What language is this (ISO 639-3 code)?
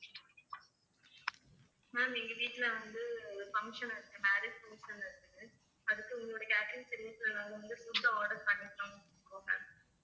tam